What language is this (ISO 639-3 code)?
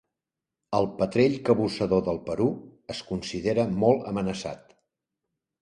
cat